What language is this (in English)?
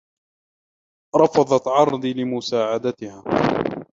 Arabic